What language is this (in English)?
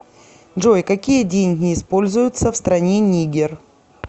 Russian